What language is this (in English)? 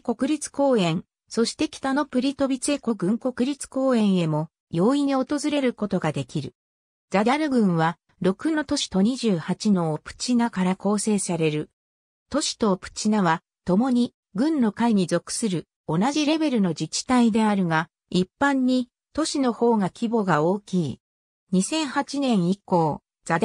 Japanese